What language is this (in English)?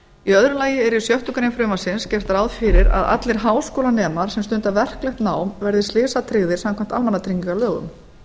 Icelandic